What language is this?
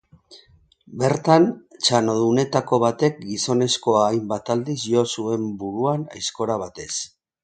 Basque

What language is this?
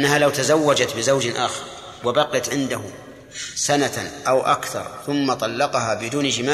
Arabic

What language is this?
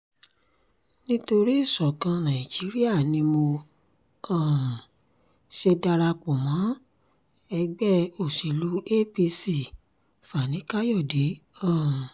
Yoruba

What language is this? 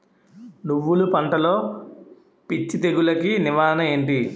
Telugu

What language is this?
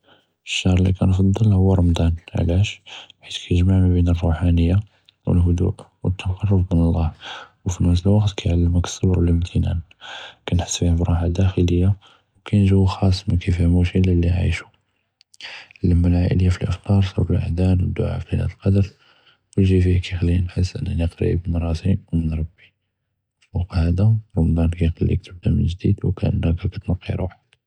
Judeo-Arabic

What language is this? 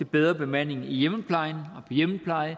Danish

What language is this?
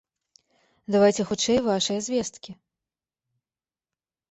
Belarusian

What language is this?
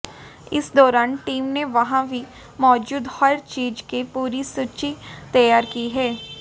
Hindi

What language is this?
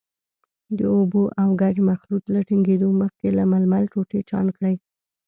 Pashto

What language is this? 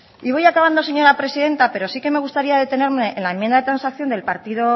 Spanish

